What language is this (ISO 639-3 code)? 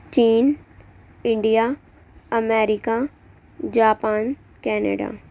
urd